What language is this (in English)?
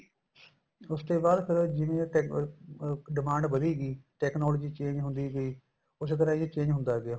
Punjabi